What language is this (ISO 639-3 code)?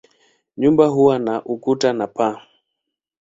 swa